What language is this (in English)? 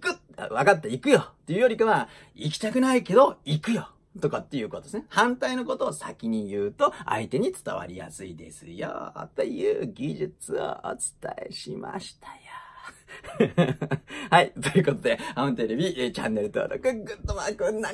Japanese